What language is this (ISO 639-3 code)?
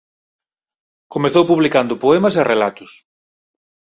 glg